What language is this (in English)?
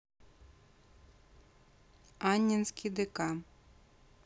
Russian